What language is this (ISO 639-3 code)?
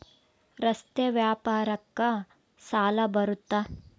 kan